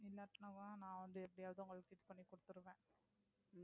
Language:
Tamil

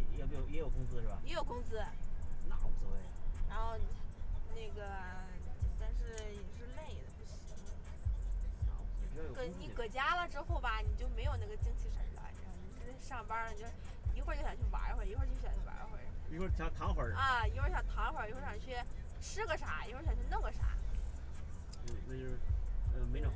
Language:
Chinese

